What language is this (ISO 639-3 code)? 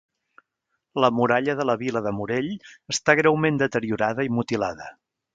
cat